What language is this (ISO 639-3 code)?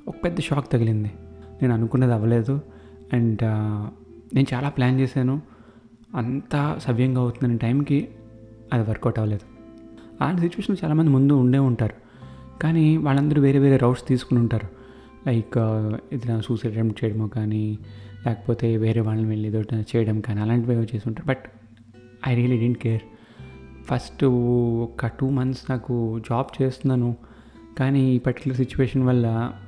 tel